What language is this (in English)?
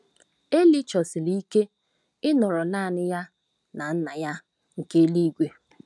Igbo